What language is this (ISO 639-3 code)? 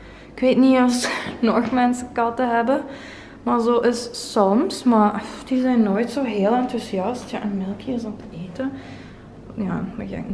nld